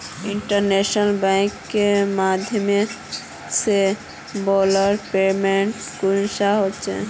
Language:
Magahi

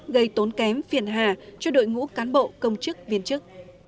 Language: Vietnamese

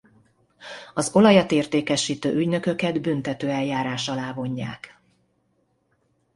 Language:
Hungarian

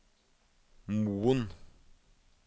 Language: Norwegian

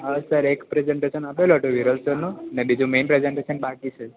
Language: Gujarati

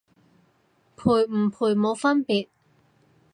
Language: Cantonese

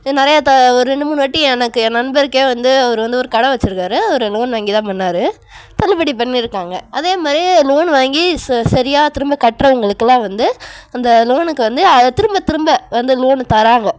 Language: Tamil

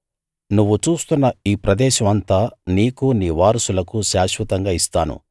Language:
Telugu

